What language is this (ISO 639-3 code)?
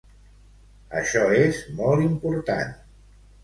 cat